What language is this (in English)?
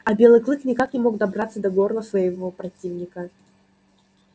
Russian